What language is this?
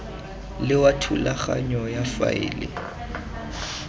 Tswana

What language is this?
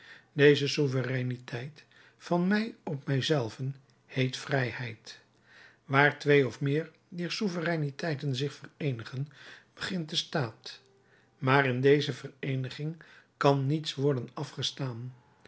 Dutch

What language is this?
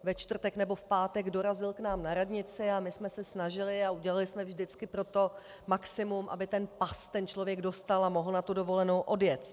Czech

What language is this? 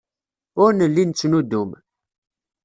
Kabyle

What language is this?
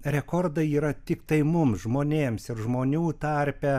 Lithuanian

